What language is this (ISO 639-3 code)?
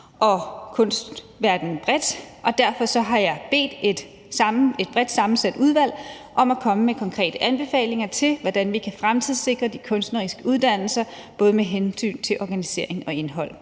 dan